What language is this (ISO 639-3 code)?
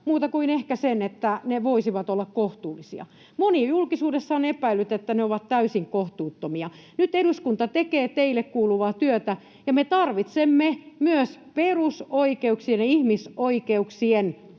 fin